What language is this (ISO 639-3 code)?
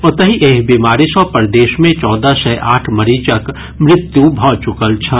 mai